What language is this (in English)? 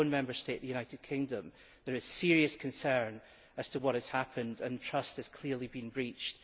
English